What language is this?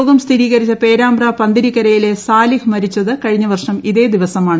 Malayalam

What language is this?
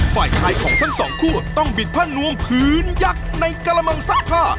Thai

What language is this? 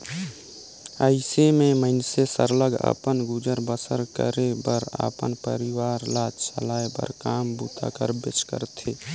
Chhattisgarhi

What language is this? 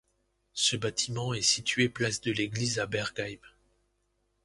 French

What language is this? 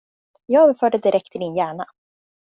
Swedish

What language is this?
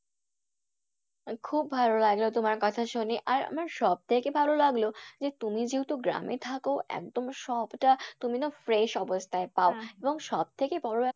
Bangla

